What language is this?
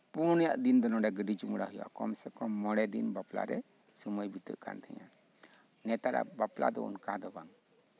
Santali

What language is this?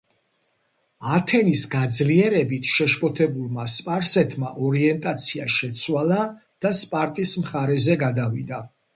Georgian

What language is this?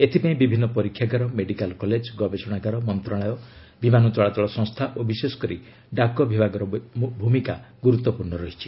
Odia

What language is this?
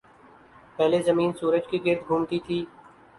Urdu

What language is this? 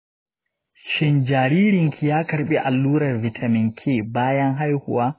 Hausa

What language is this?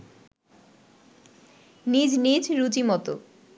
Bangla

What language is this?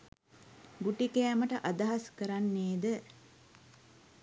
Sinhala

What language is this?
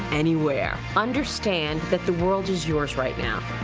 English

